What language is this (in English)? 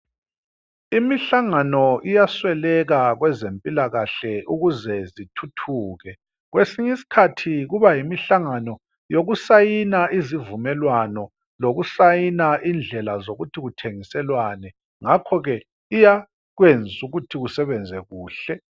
North Ndebele